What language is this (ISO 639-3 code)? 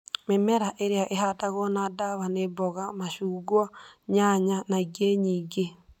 kik